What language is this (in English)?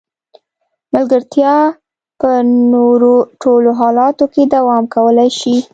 Pashto